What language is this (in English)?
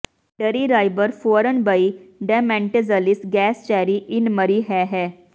Punjabi